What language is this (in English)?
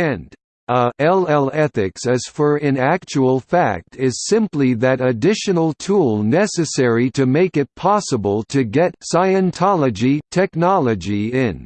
English